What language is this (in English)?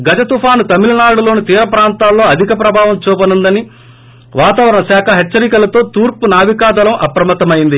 Telugu